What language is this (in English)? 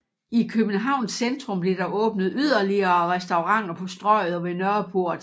Danish